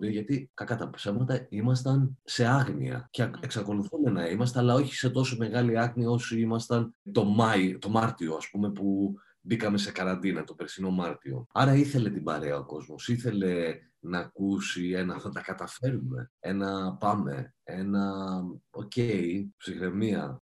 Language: Greek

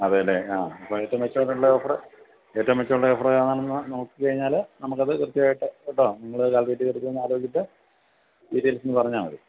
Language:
Malayalam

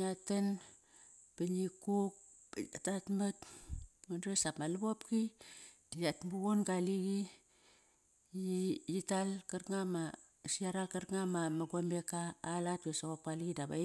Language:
Kairak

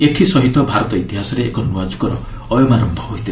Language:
Odia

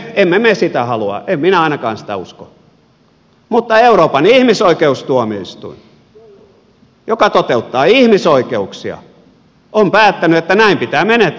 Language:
Finnish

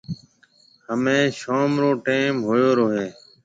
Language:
Marwari (Pakistan)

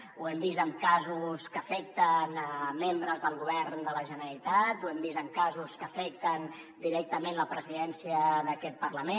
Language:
Catalan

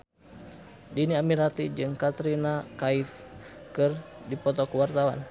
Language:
Sundanese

